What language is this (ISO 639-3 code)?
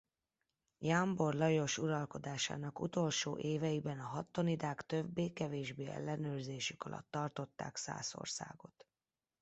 hun